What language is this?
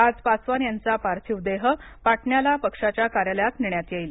Marathi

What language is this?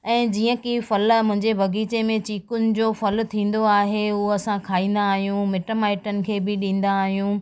Sindhi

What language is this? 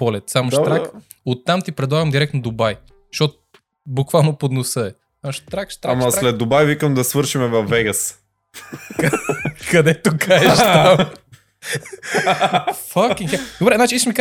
Bulgarian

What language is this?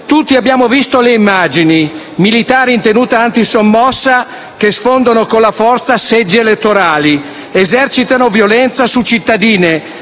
Italian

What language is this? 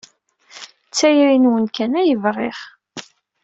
Kabyle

